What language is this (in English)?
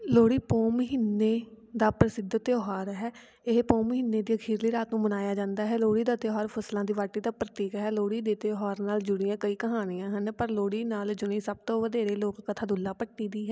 Punjabi